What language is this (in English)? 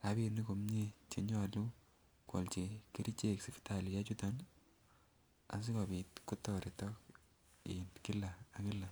Kalenjin